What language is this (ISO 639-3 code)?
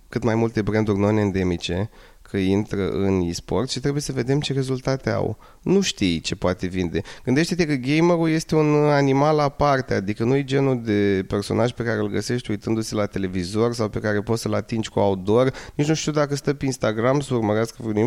ron